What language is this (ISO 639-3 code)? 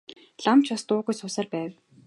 mon